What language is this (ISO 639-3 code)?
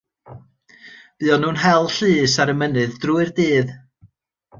cym